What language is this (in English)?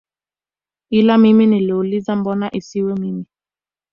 Swahili